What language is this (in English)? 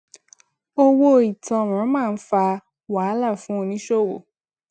Yoruba